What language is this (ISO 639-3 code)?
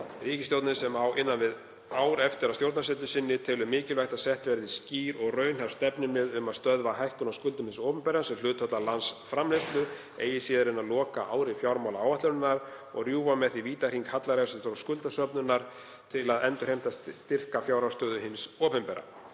isl